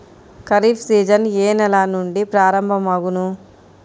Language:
Telugu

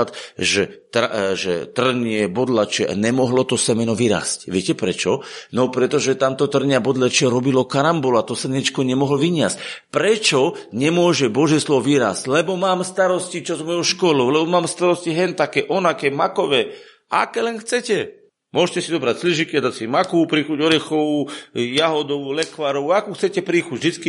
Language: Slovak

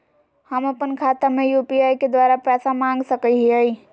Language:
Magahi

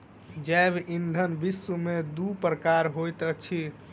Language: Maithili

